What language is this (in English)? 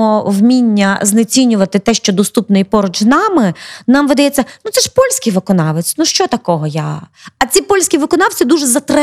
Ukrainian